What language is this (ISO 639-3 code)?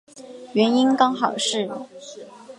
zho